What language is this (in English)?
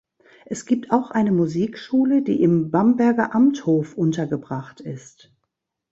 German